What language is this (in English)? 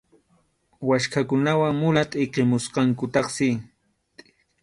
Arequipa-La Unión Quechua